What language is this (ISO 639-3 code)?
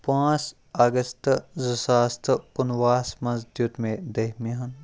kas